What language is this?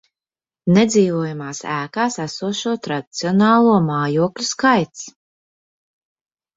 Latvian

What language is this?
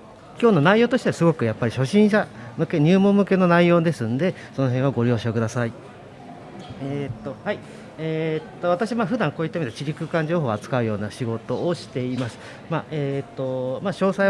Japanese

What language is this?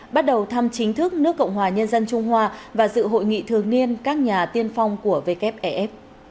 Vietnamese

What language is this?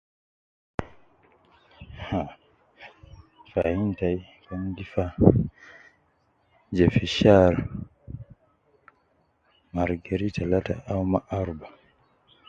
Nubi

